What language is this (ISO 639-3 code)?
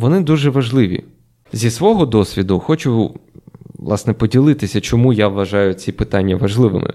ukr